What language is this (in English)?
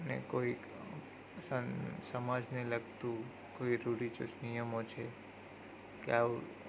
Gujarati